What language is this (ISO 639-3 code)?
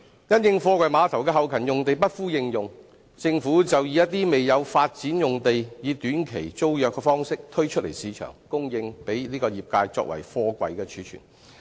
yue